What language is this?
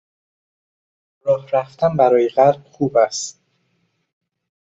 Persian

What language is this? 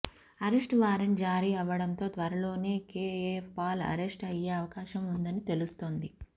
Telugu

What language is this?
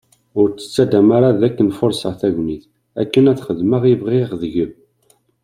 Kabyle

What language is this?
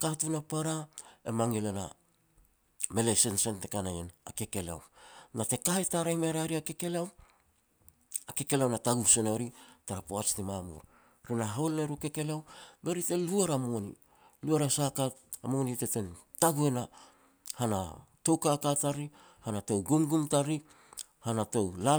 Petats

